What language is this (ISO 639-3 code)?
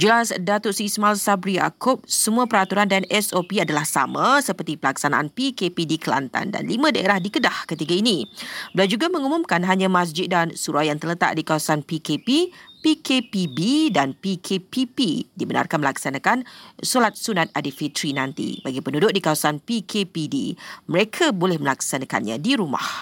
msa